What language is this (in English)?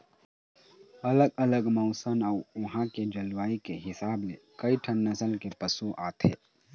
Chhattisgarhi